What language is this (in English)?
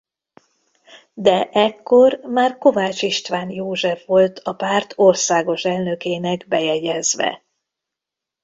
Hungarian